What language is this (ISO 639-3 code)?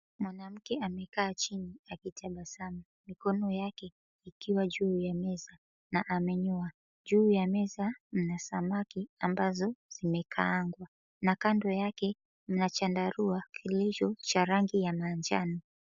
swa